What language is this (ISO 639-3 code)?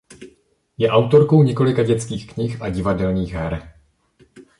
ces